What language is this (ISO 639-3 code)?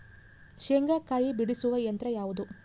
kan